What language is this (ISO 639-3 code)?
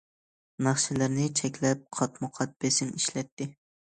uig